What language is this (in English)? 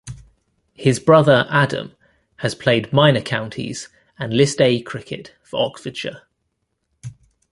English